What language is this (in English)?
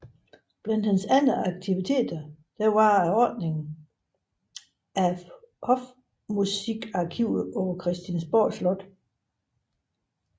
Danish